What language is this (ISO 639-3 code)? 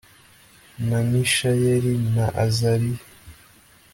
kin